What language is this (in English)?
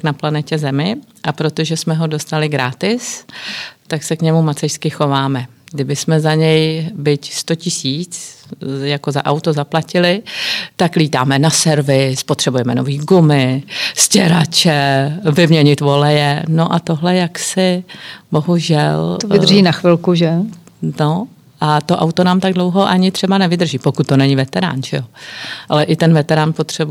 Czech